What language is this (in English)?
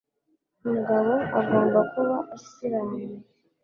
Kinyarwanda